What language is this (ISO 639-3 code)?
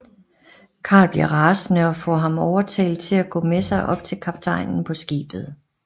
dan